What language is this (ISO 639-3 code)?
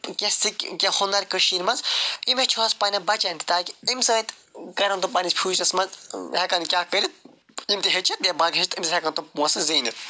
kas